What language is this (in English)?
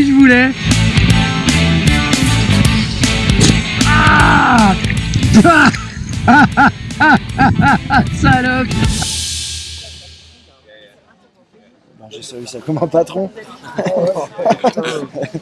French